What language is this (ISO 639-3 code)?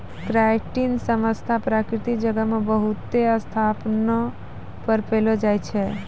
mai